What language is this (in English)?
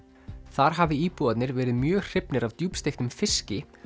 Icelandic